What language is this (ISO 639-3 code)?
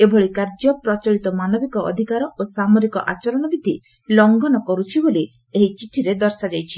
ori